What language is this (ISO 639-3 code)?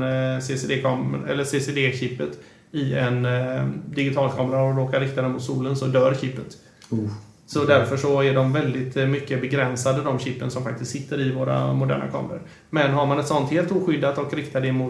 swe